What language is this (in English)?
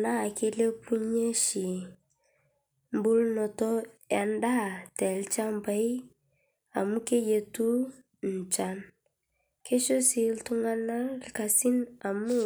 Masai